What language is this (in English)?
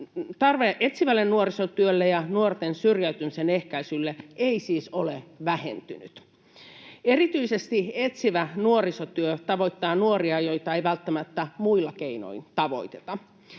Finnish